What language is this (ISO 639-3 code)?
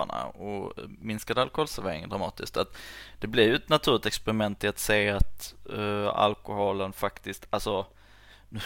swe